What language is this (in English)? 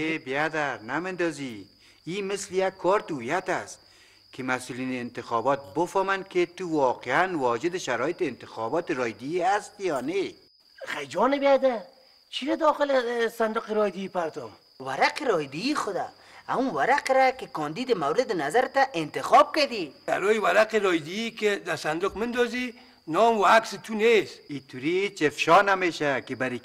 Persian